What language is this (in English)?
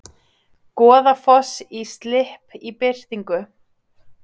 Icelandic